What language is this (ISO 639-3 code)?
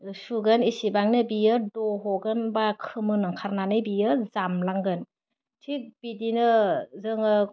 brx